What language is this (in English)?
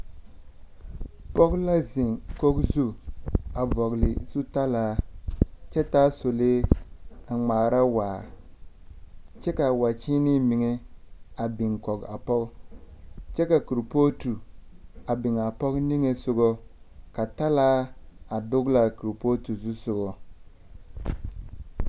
Southern Dagaare